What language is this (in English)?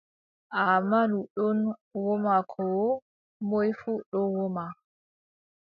Adamawa Fulfulde